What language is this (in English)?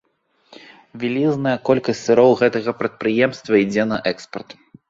Belarusian